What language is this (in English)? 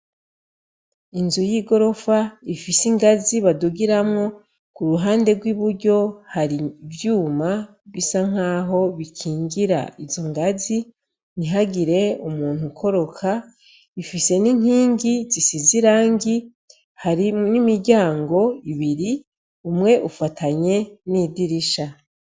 Rundi